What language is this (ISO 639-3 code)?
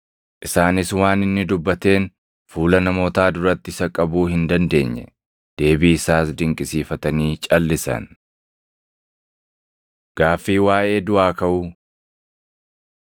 orm